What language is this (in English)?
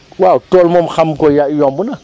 Wolof